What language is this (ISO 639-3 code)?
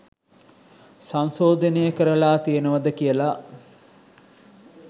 sin